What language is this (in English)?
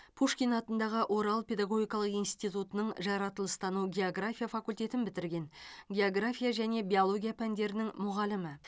Kazakh